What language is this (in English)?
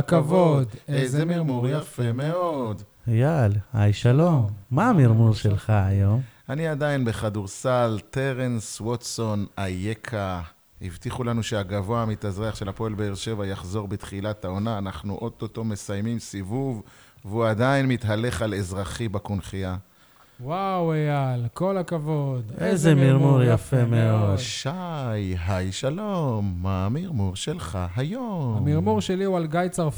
Hebrew